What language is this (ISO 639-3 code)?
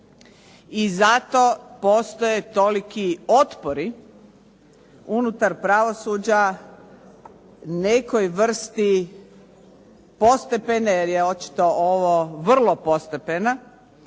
hrv